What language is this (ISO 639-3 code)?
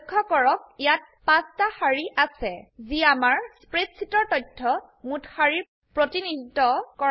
asm